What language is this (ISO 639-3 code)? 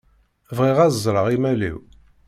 kab